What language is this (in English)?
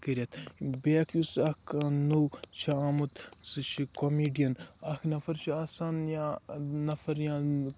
Kashmiri